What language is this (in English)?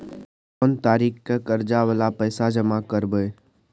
Maithili